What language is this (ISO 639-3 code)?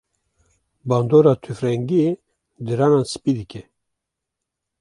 kur